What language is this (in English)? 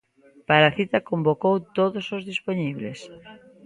Galician